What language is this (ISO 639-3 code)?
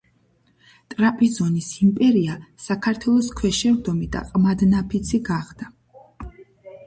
kat